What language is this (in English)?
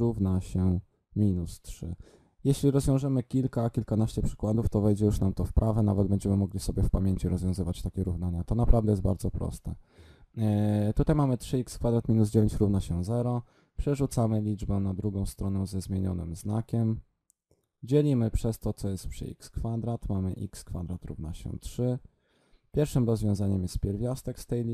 Polish